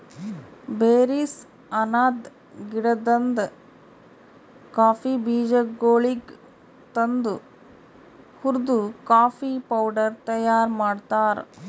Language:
Kannada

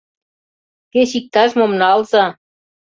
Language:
Mari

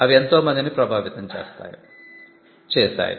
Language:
Telugu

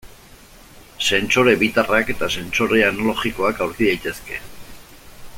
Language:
Basque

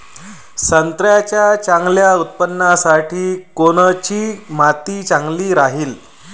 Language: Marathi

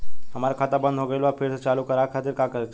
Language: Bhojpuri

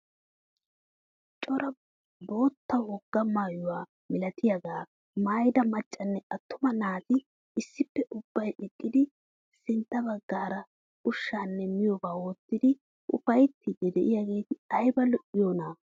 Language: Wolaytta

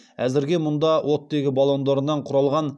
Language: Kazakh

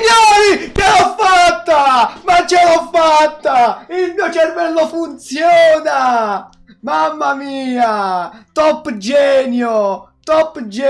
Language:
Italian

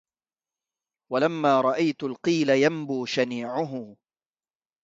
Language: Arabic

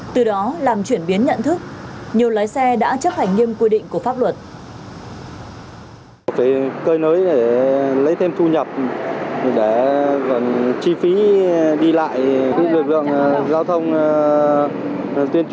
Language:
Vietnamese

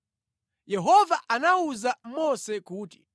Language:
Nyanja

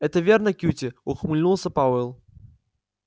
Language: Russian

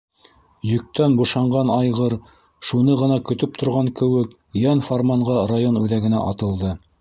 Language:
Bashkir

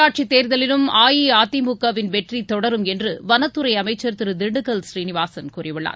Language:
Tamil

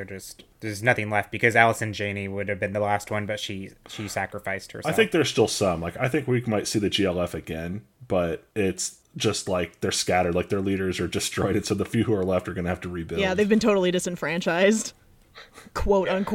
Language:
English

